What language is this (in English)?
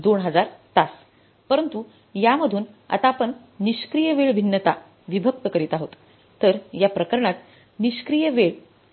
Marathi